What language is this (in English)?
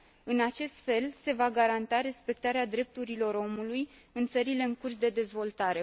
Romanian